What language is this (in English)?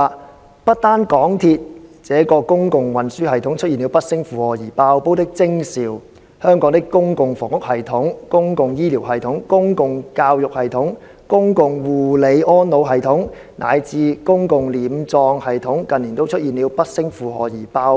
Cantonese